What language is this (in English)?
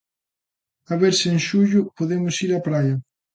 Galician